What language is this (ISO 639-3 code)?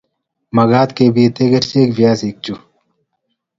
kln